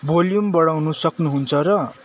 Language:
Nepali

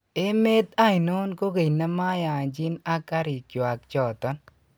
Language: Kalenjin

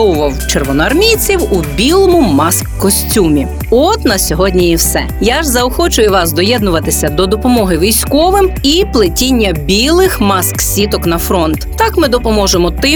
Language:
Ukrainian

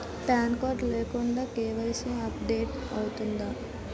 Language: Telugu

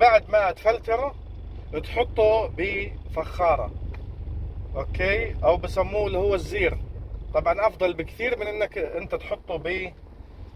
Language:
Arabic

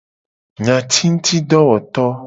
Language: Gen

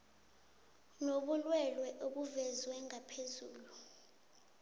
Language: South Ndebele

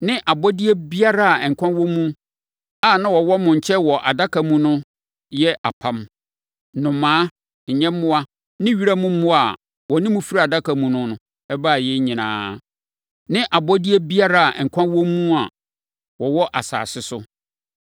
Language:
Akan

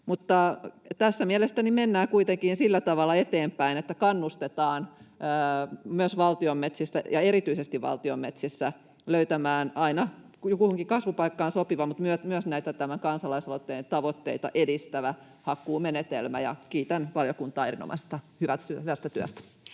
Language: Finnish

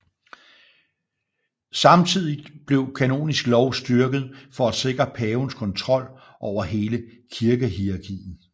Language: Danish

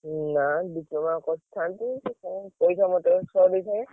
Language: Odia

